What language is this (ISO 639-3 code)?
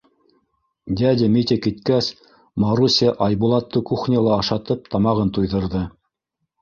bak